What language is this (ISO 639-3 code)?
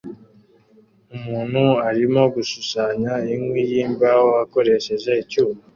kin